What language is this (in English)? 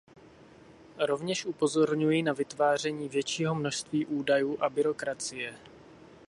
Czech